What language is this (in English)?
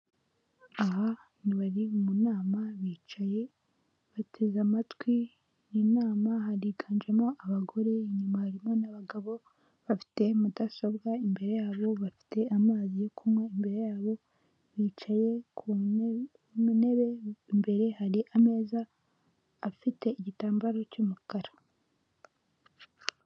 Kinyarwanda